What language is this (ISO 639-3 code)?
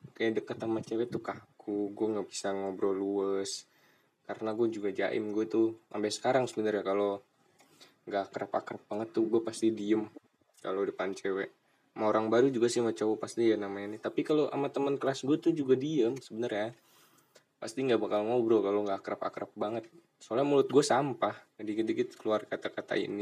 ind